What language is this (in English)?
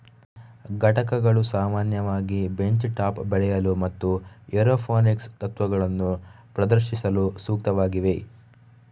Kannada